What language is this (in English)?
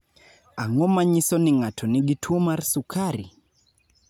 Luo (Kenya and Tanzania)